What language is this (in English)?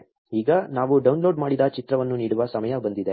Kannada